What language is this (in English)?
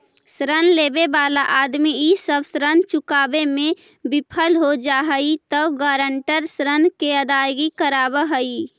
Magahi